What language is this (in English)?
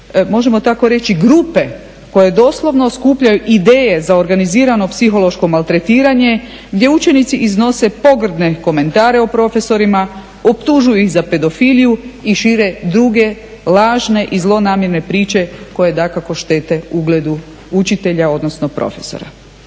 Croatian